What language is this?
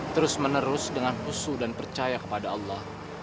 Indonesian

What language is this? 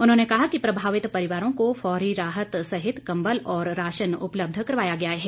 Hindi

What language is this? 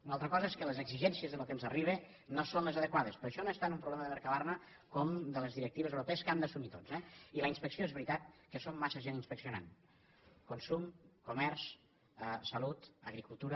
Catalan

